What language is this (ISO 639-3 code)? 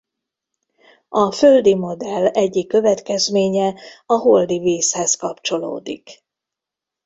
hun